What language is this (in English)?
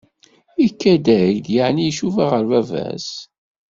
Kabyle